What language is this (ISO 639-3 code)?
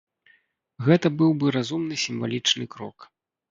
bel